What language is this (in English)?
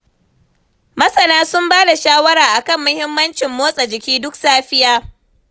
Hausa